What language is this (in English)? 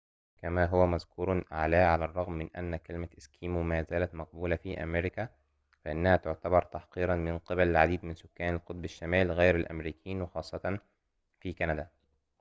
Arabic